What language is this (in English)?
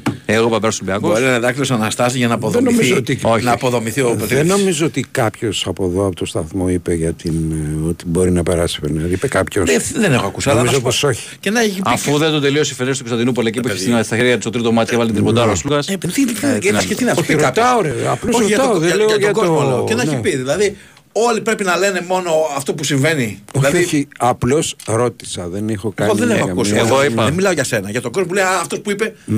Greek